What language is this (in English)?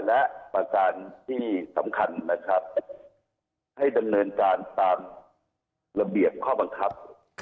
Thai